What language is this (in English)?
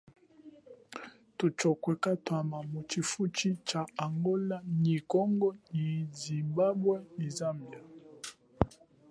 Chokwe